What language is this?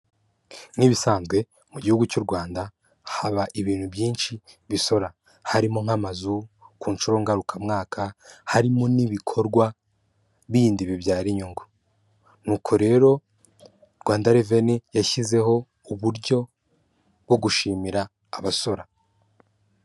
Kinyarwanda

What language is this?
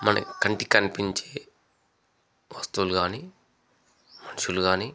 Telugu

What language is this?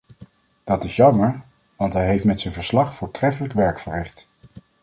Dutch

